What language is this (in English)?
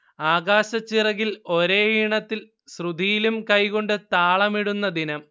Malayalam